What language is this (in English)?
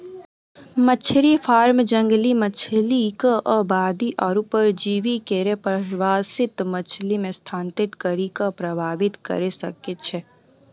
Maithili